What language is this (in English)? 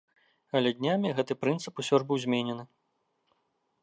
Belarusian